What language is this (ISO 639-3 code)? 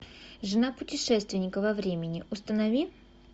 rus